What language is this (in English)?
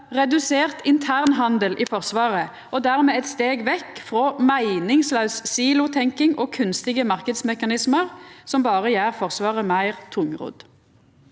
Norwegian